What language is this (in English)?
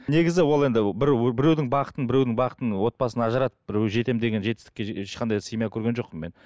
Kazakh